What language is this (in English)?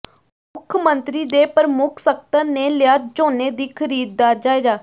Punjabi